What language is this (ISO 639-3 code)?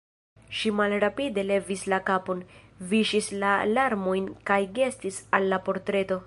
epo